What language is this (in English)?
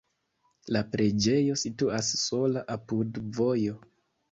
Esperanto